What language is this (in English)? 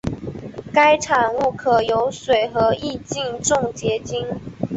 Chinese